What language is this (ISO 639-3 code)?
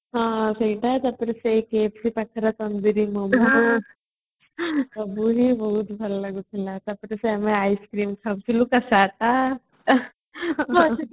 ori